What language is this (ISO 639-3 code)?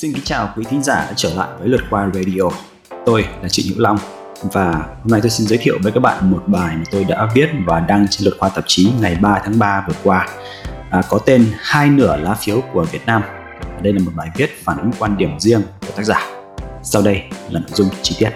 vie